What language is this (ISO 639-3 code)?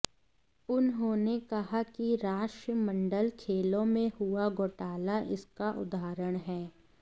hin